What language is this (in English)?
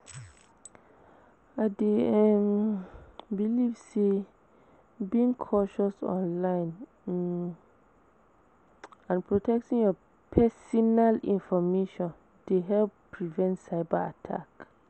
Nigerian Pidgin